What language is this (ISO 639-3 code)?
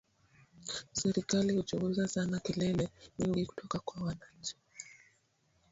swa